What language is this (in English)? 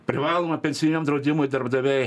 Lithuanian